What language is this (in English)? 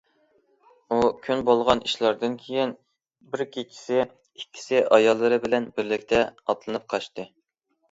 Uyghur